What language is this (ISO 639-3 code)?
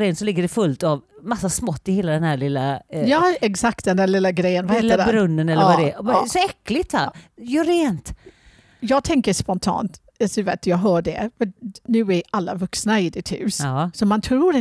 swe